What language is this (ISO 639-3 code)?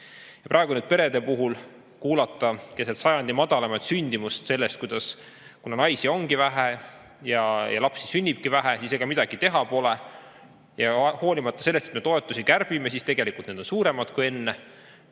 est